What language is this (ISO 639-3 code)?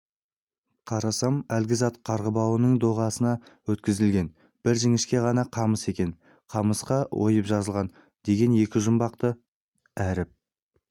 kaz